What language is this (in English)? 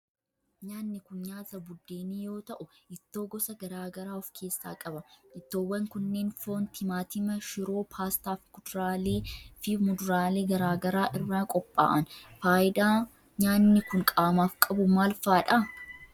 Oromo